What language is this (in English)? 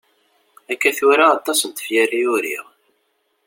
Kabyle